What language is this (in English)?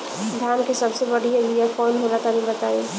Bhojpuri